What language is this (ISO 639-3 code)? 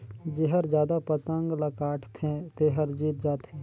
hne